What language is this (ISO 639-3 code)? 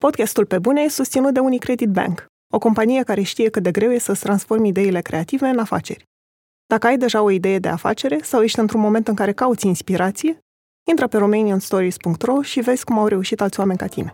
ron